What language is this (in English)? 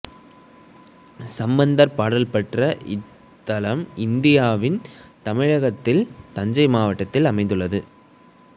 Tamil